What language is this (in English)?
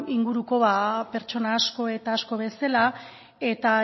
Basque